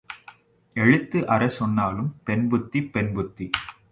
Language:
Tamil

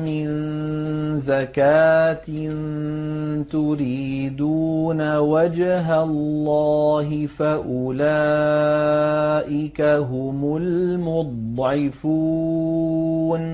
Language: Arabic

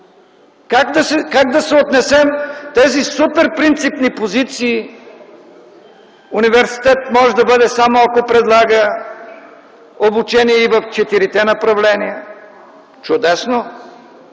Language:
Bulgarian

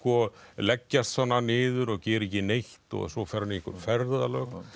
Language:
Icelandic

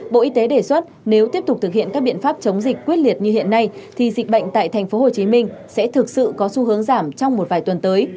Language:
Vietnamese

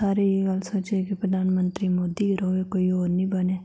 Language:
Dogri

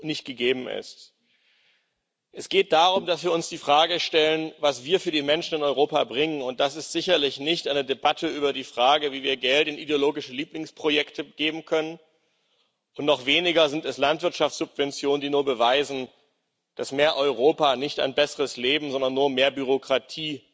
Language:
German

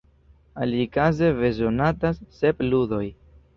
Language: Esperanto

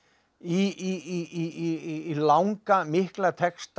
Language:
Icelandic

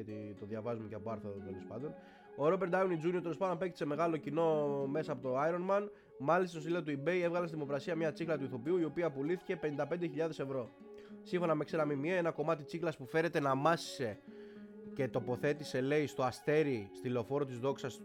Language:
Greek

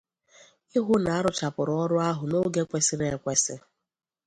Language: Igbo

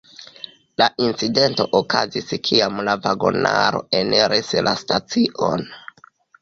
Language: Esperanto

